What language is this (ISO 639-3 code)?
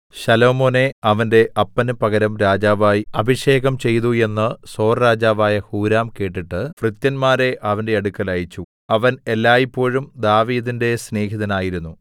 mal